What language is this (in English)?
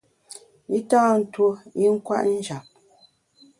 Bamun